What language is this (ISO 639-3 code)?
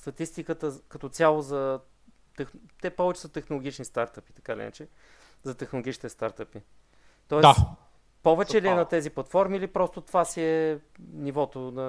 bul